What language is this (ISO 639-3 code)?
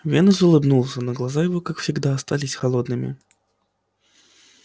rus